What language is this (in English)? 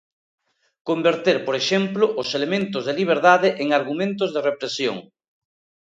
Galician